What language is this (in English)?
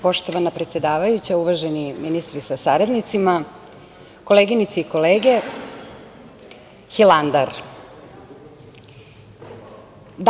Serbian